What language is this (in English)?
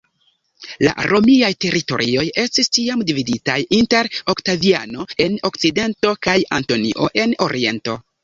Esperanto